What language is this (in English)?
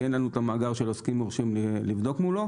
Hebrew